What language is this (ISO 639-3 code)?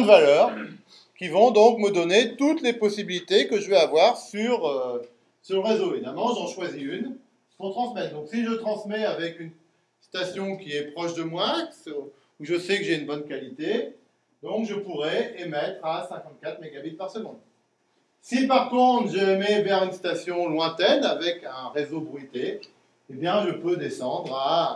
fra